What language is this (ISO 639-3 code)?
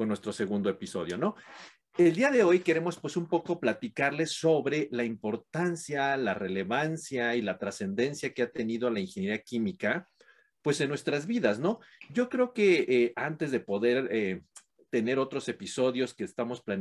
spa